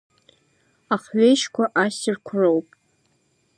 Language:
Abkhazian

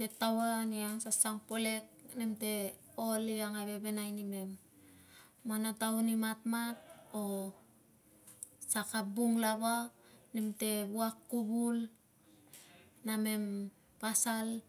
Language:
Tungag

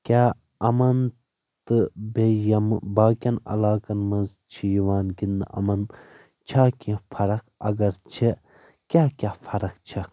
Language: Kashmiri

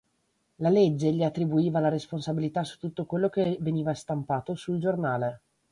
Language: Italian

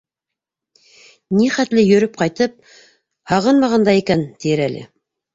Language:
Bashkir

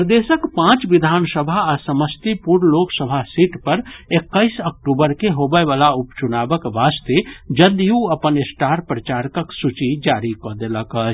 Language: Maithili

